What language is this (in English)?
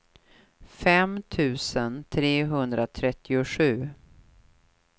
Swedish